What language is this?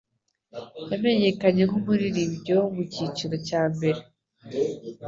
Kinyarwanda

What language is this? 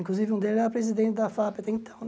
Portuguese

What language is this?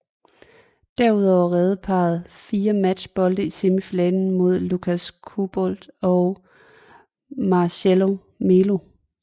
Danish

